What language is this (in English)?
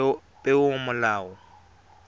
Tswana